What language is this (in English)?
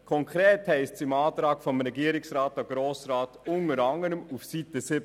Swiss German